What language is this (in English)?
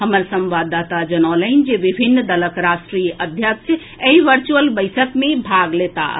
Maithili